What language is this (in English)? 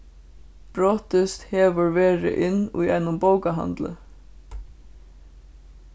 Faroese